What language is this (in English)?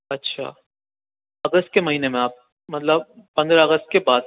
Urdu